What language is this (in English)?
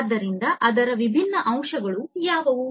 Kannada